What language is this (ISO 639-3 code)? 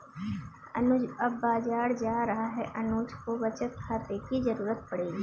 hin